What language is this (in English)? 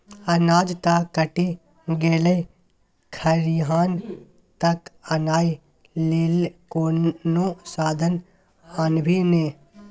Maithili